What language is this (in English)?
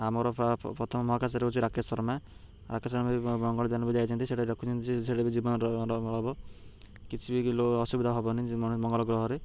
Odia